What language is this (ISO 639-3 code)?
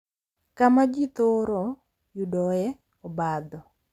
luo